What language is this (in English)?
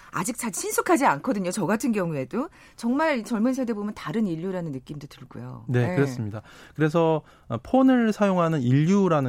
Korean